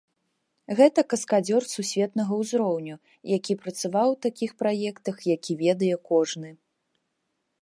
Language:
Belarusian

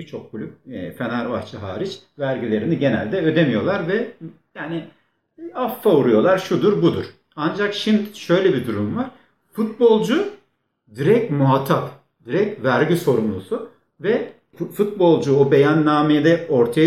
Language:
Turkish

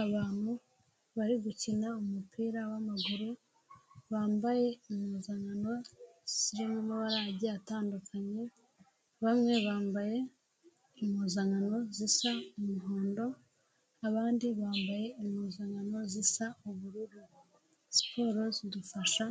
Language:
Kinyarwanda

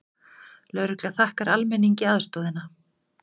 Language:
Icelandic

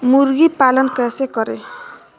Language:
Magahi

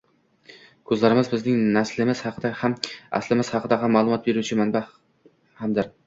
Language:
Uzbek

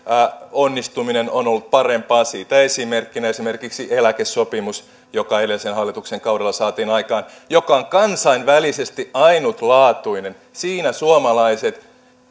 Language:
Finnish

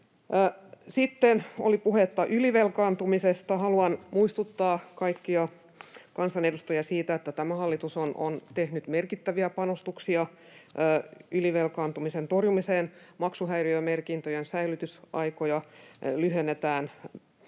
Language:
Finnish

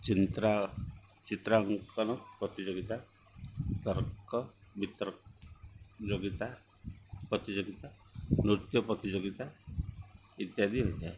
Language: Odia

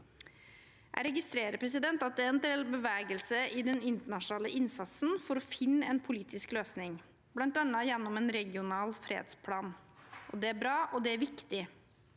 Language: Norwegian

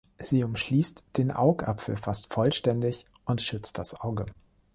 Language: German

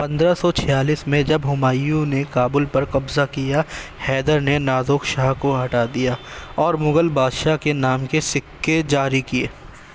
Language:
Urdu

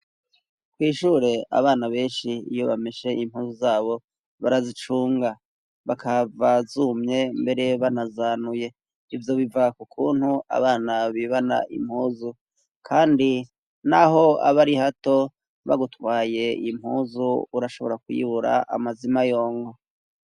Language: Rundi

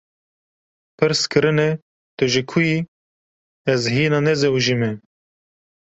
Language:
Kurdish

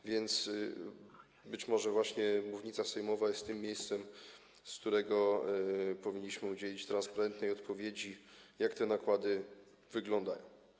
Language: Polish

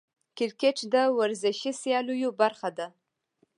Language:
Pashto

